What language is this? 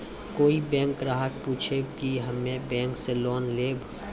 Maithili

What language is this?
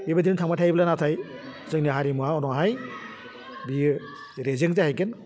Bodo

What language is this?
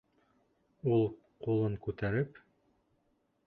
Bashkir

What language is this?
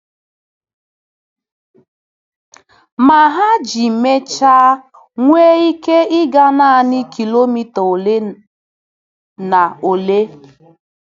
Igbo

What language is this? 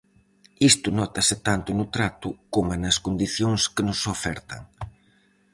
Galician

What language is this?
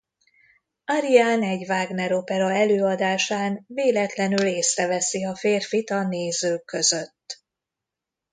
Hungarian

